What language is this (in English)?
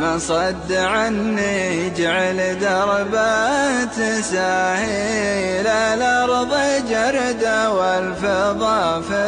Arabic